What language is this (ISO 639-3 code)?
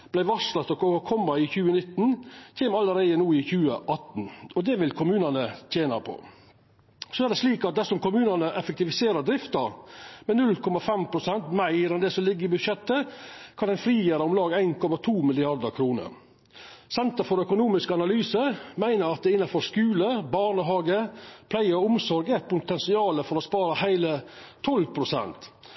nno